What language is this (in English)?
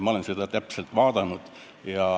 Estonian